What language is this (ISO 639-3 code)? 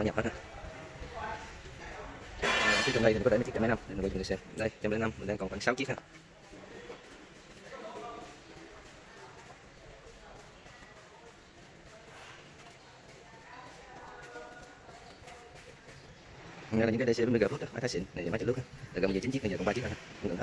vie